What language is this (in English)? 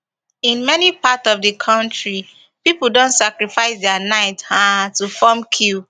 Nigerian Pidgin